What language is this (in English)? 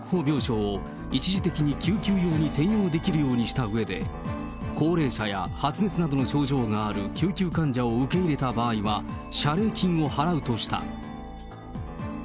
Japanese